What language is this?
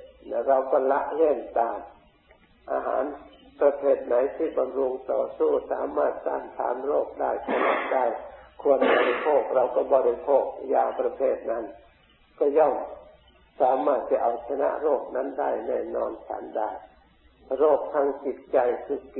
Thai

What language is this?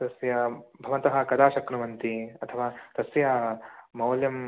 Sanskrit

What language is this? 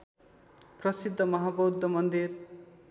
Nepali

